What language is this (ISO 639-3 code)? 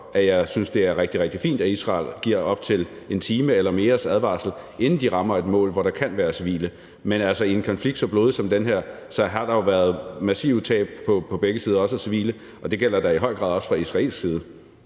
dan